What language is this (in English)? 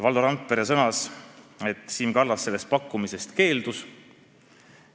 Estonian